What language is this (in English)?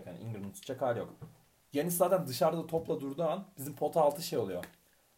Turkish